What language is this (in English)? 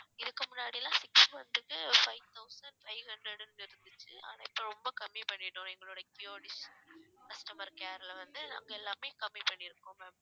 Tamil